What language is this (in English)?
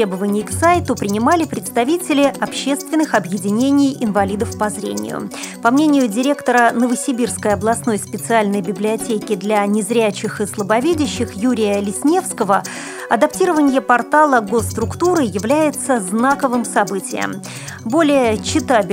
Russian